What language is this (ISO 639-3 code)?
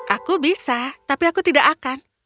ind